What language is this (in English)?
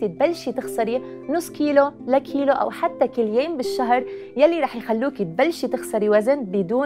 Arabic